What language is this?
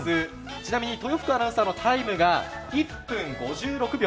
Japanese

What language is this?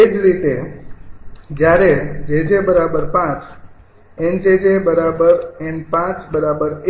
Gujarati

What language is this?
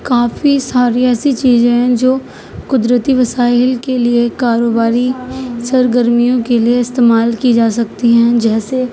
Urdu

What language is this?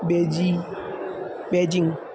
Sanskrit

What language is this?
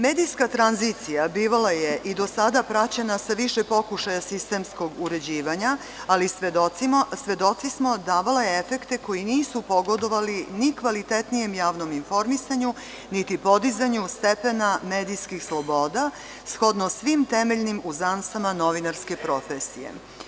Serbian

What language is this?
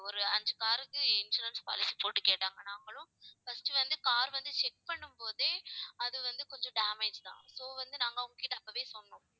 Tamil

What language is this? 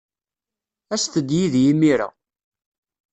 Kabyle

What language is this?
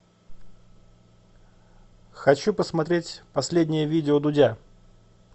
Russian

